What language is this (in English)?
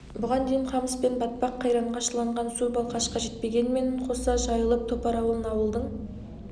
Kazakh